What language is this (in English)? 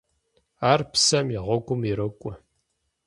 Kabardian